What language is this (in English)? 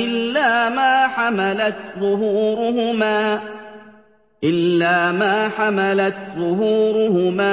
Arabic